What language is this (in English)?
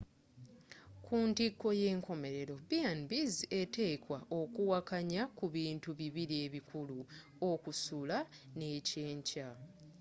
Ganda